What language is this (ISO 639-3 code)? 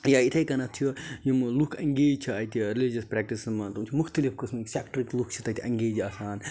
kas